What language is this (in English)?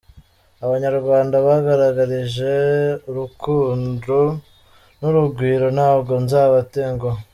Kinyarwanda